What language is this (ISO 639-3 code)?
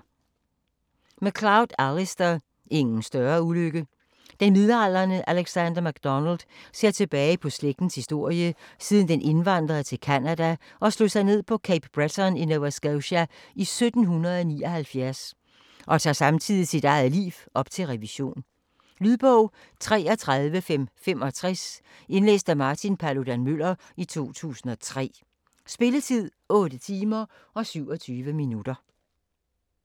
dan